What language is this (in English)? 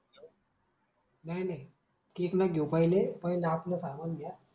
Marathi